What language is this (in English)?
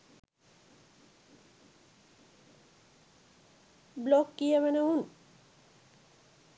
Sinhala